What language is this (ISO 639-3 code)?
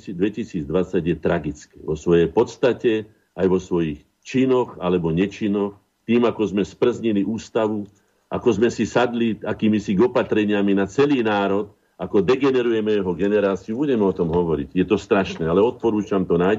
slk